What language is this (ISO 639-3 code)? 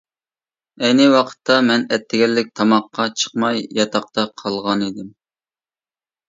uig